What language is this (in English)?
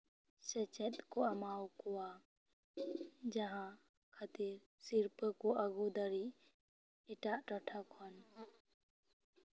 Santali